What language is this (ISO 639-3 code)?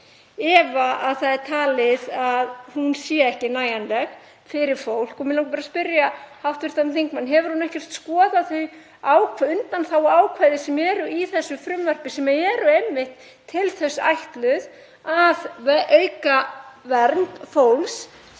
isl